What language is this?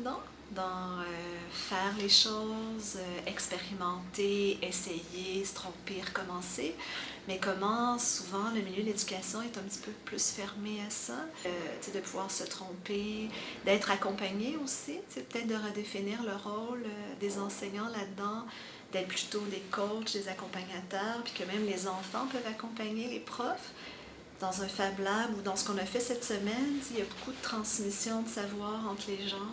French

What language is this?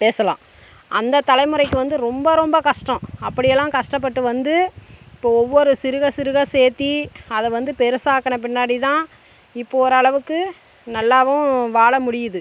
Tamil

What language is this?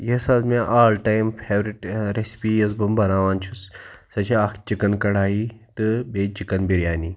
Kashmiri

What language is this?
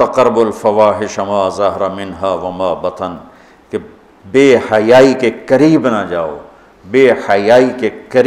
Hindi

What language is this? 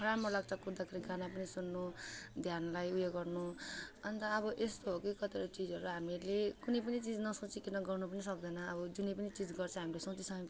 Nepali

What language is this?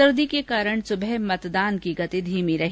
Hindi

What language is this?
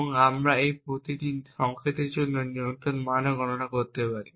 Bangla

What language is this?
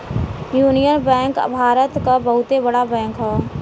Bhojpuri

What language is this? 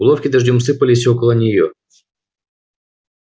Russian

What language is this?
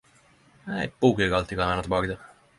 Norwegian Nynorsk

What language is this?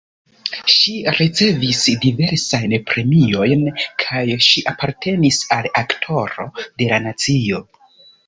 Esperanto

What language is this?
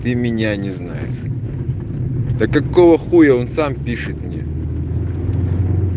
Russian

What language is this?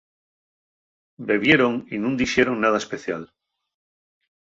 Asturian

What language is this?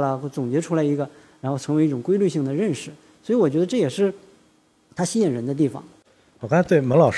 Chinese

